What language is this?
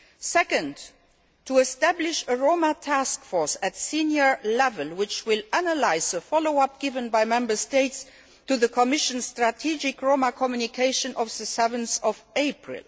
English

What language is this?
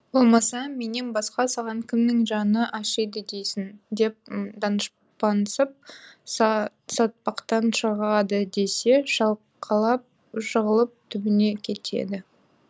Kazakh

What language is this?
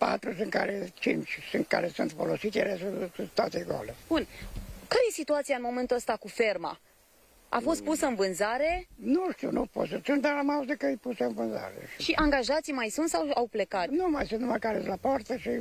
Romanian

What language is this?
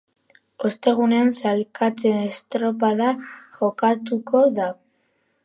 Basque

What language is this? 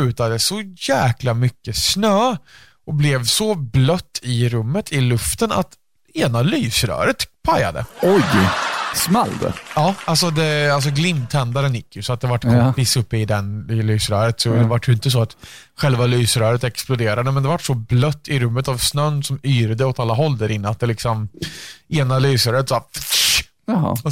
Swedish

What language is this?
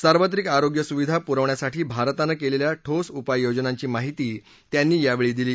Marathi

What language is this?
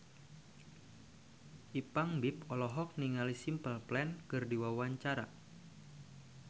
Sundanese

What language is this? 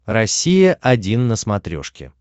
Russian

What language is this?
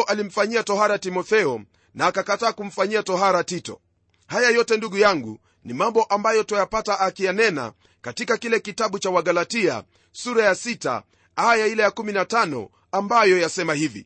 Swahili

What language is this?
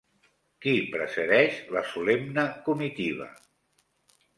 Catalan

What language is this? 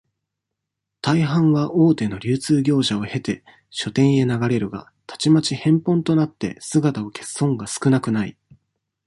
Japanese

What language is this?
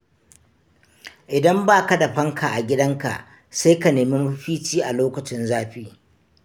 Hausa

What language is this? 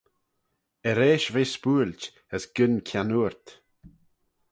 Manx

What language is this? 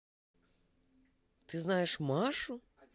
Russian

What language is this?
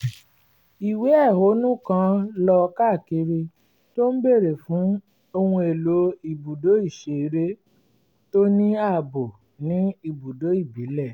Yoruba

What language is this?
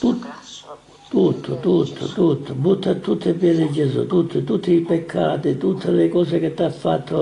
Italian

